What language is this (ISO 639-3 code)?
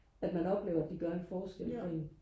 dan